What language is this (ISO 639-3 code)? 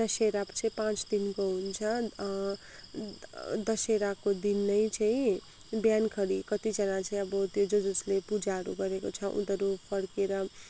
nep